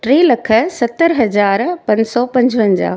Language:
Sindhi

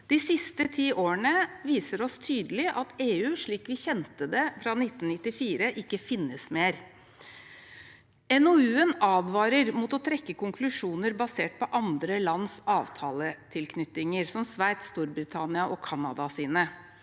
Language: Norwegian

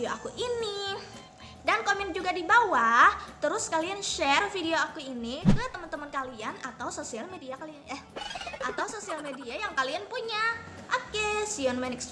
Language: Indonesian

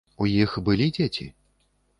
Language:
Belarusian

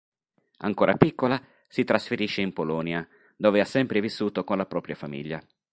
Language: Italian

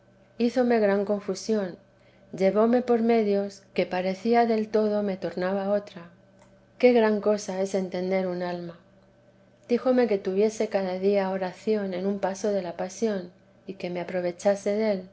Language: Spanish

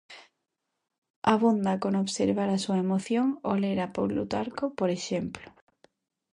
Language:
Galician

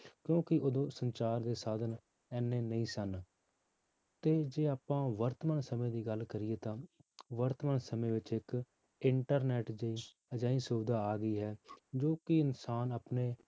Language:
Punjabi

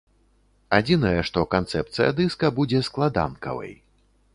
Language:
Belarusian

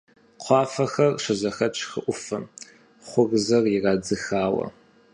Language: Kabardian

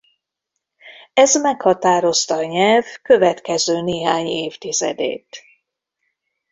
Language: Hungarian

